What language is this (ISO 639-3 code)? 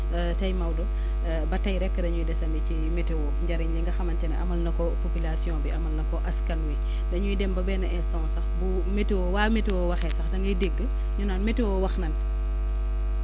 wol